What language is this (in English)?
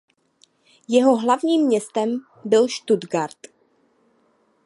Czech